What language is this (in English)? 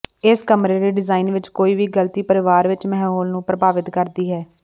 Punjabi